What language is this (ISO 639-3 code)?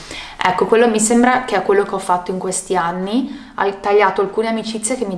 ita